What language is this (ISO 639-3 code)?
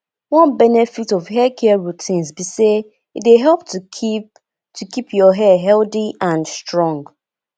pcm